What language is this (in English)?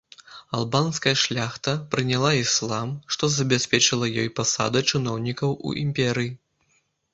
Belarusian